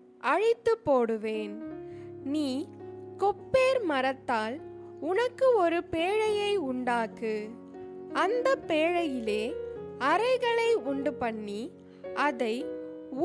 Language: Tamil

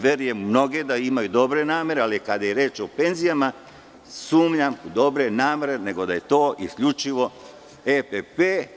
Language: Serbian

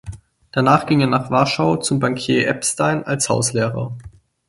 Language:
German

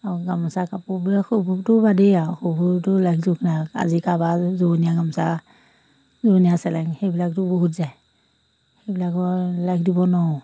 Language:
Assamese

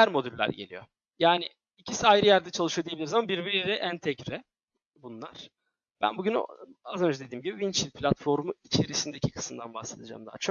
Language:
Turkish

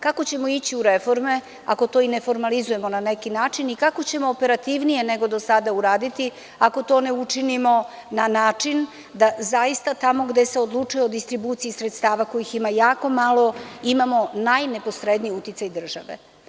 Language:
Serbian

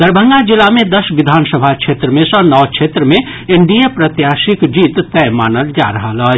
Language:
Maithili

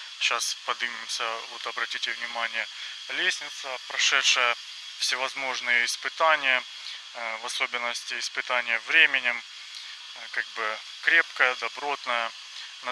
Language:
Russian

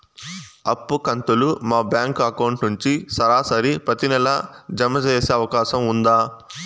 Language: Telugu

